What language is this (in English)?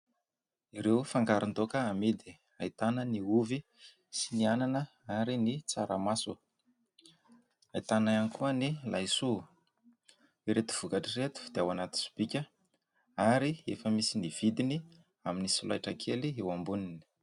Malagasy